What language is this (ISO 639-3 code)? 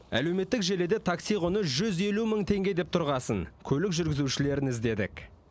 kaz